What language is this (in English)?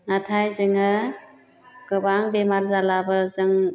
Bodo